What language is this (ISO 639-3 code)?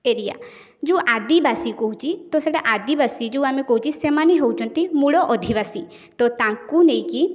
ori